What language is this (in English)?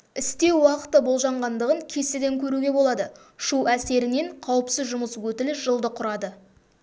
Kazakh